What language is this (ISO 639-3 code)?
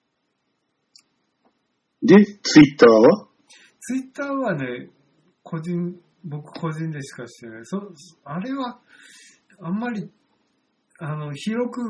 jpn